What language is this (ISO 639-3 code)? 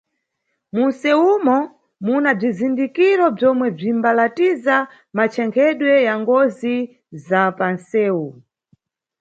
nyu